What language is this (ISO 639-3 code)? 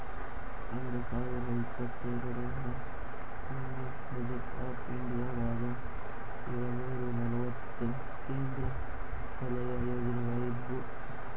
kan